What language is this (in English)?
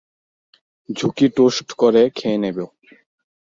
Bangla